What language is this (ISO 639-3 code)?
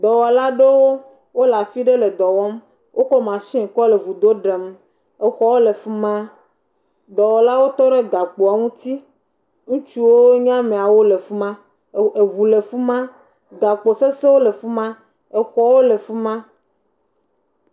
ewe